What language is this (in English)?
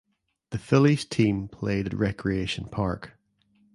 English